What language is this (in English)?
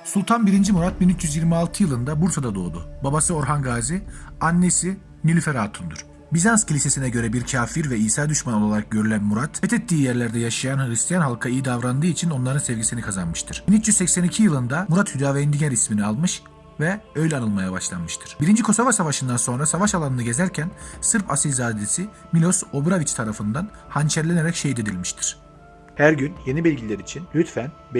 Turkish